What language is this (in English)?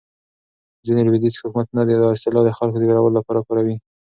Pashto